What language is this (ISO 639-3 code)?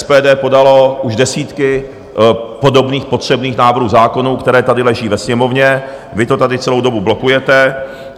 ces